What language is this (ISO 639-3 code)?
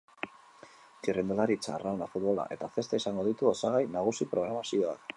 eus